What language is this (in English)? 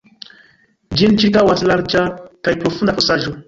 Esperanto